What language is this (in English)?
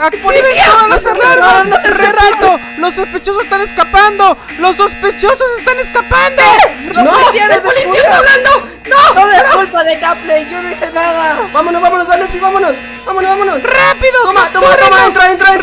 Spanish